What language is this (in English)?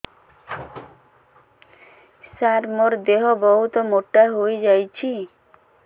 Odia